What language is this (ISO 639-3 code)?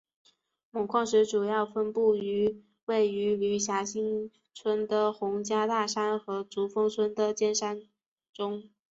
zho